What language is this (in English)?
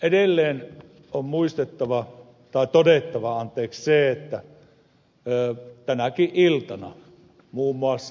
Finnish